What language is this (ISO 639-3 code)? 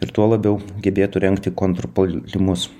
lit